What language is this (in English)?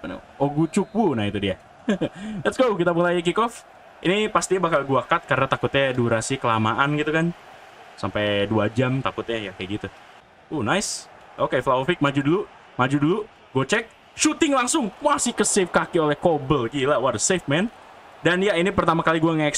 Indonesian